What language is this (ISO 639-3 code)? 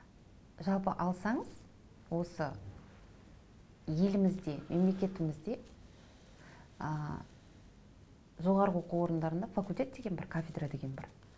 kaz